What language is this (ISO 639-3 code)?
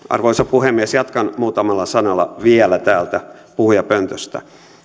fin